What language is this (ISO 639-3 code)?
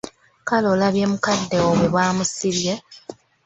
lug